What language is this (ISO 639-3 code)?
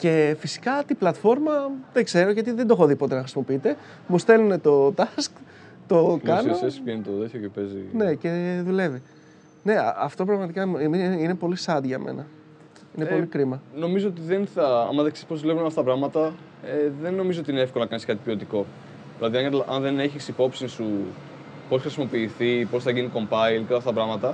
ell